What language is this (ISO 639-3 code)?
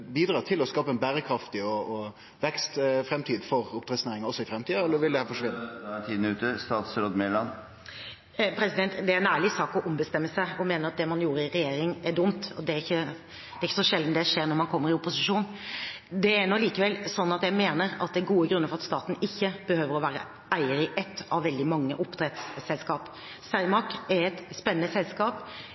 nor